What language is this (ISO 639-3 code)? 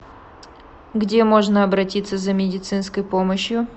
rus